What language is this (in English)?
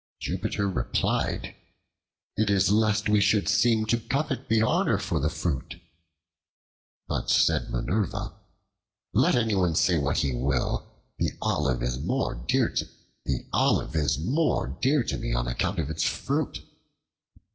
English